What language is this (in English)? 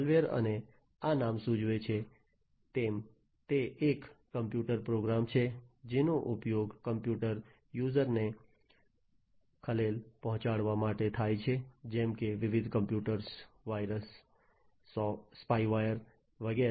Gujarati